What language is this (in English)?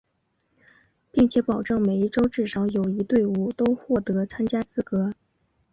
Chinese